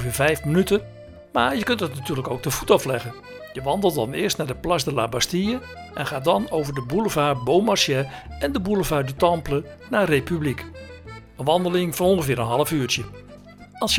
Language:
Dutch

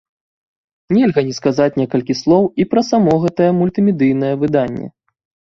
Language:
Belarusian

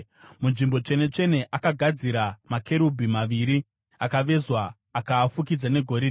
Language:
Shona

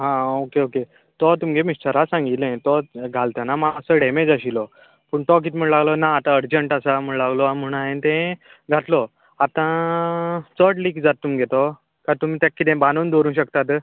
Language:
Konkani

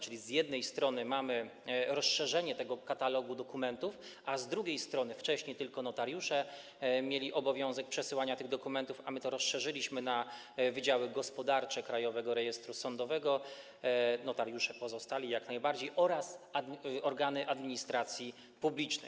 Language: Polish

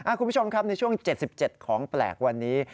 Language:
Thai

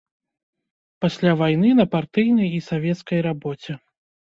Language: Belarusian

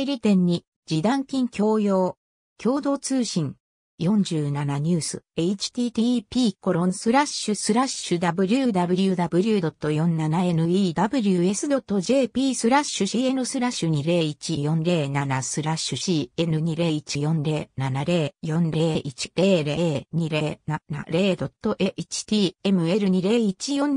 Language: Japanese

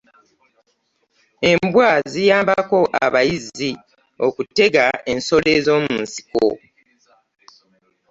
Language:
Ganda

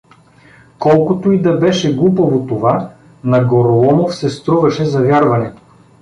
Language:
Bulgarian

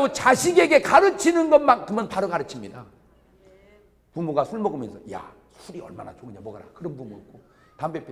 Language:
Korean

